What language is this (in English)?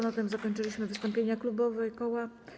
Polish